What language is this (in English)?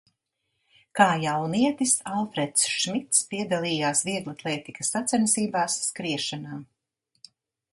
Latvian